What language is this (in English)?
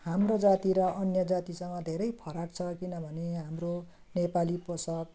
Nepali